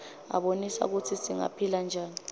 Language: Swati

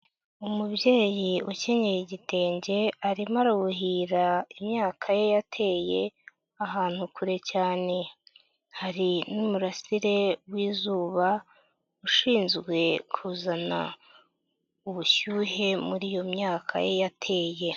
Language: Kinyarwanda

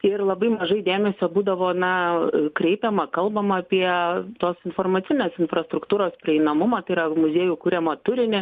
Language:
Lithuanian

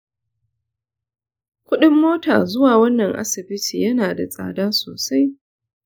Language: Hausa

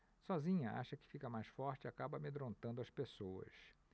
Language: Portuguese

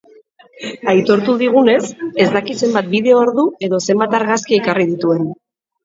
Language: Basque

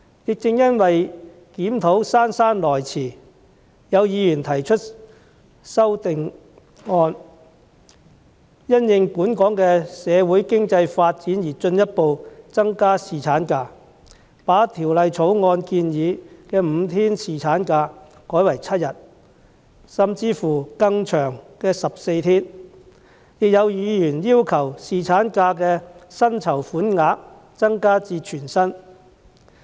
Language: Cantonese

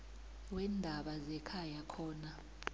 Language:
South Ndebele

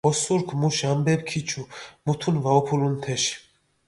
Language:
Mingrelian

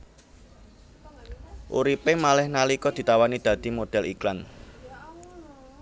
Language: Javanese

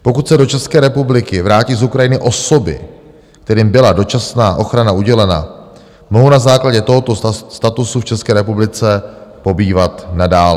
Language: Czech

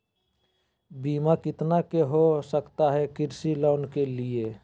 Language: Magahi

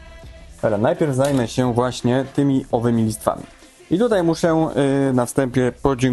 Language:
Polish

